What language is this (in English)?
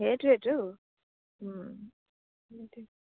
Assamese